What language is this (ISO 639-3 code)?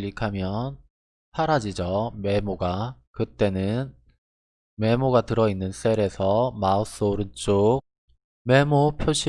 kor